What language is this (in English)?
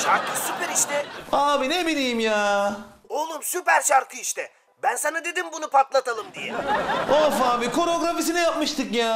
Turkish